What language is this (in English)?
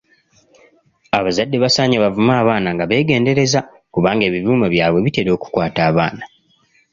Ganda